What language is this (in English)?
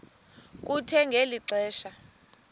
Xhosa